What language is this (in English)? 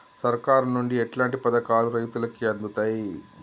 Telugu